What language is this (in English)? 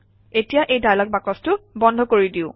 Assamese